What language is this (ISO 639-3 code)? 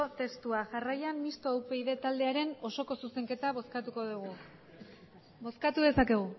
eus